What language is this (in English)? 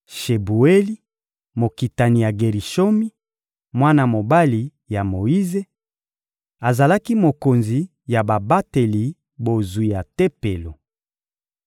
Lingala